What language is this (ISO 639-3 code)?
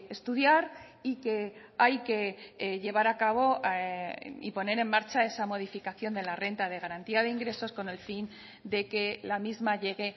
spa